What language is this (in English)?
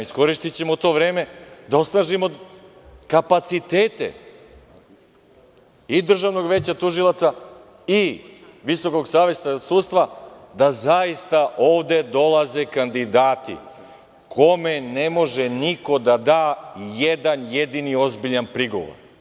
Serbian